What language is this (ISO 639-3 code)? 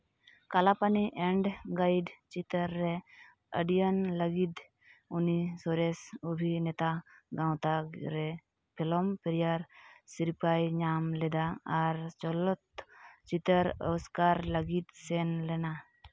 sat